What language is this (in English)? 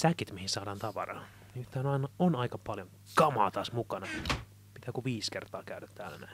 Finnish